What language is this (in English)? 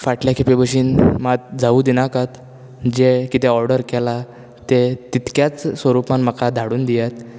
Konkani